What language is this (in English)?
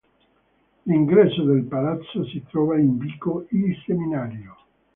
Italian